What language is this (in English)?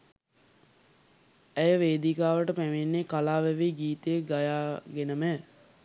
Sinhala